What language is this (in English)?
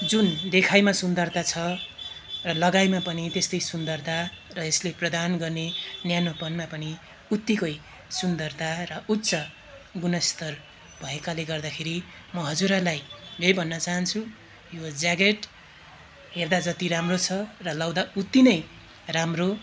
Nepali